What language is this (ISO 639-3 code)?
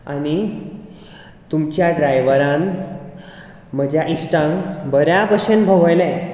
kok